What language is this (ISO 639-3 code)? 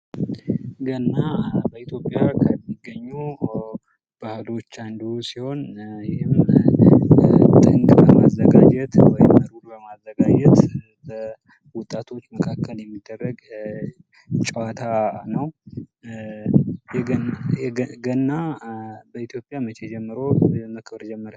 amh